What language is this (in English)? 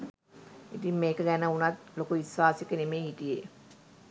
Sinhala